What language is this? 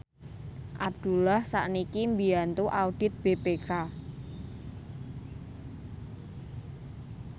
Javanese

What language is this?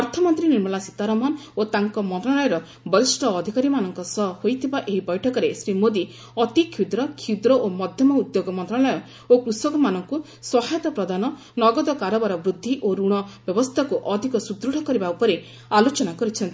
Odia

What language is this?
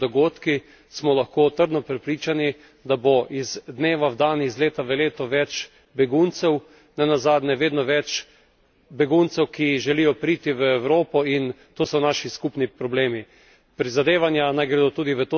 Slovenian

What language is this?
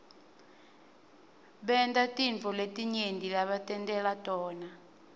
Swati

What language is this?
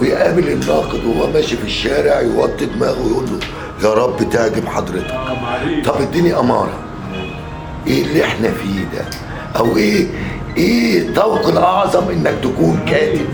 Arabic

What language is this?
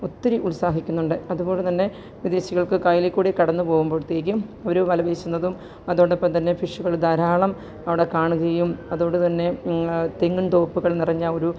Malayalam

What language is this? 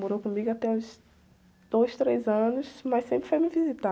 Portuguese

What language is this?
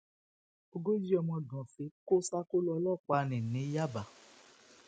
Yoruba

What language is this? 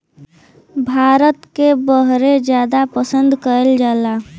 Bhojpuri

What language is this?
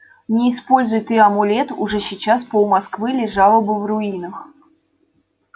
Russian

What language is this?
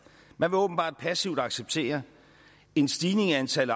Danish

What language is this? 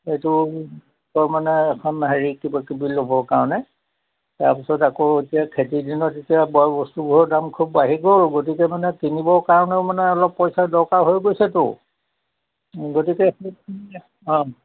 Assamese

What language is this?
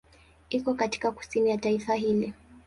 Swahili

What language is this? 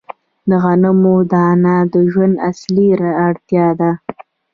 Pashto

